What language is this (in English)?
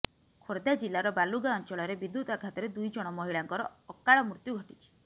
Odia